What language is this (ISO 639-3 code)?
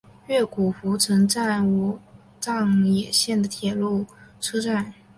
zho